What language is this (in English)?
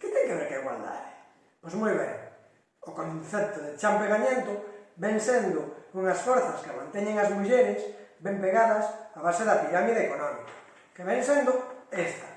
Galician